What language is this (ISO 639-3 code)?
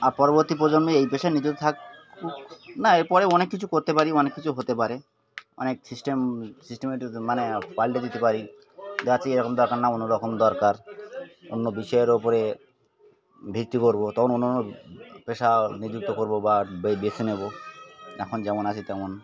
ben